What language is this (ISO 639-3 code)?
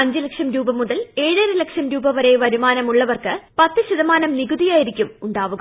mal